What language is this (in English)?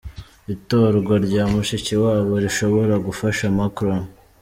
Kinyarwanda